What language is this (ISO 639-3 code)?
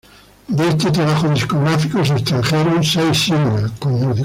spa